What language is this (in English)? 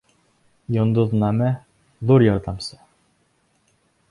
Bashkir